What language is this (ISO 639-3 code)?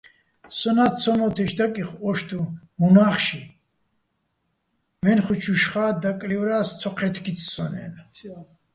bbl